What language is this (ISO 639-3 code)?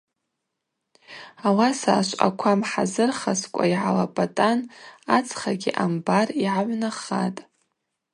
abq